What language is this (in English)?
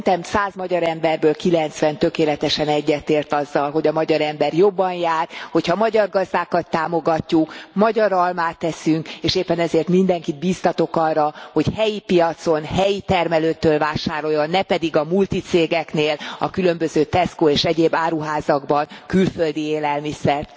Hungarian